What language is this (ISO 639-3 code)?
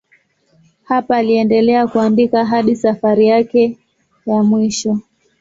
swa